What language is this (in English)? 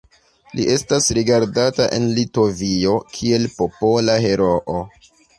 Esperanto